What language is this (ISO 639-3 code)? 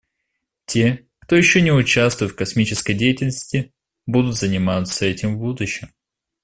rus